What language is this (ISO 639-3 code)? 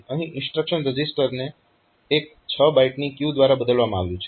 guj